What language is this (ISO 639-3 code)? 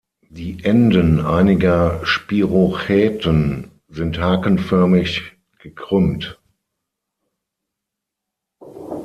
deu